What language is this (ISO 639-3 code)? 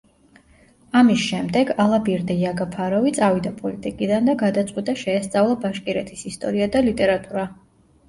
kat